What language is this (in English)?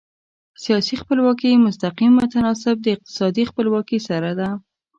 Pashto